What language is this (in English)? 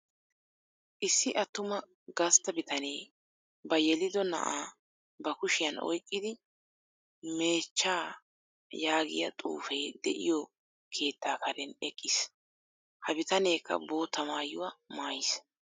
Wolaytta